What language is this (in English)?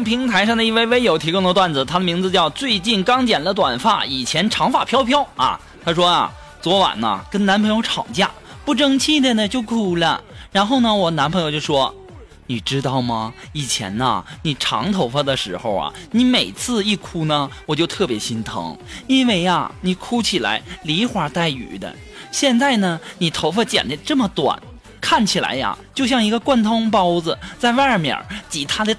Chinese